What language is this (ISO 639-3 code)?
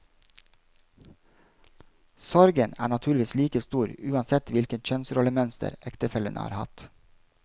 nor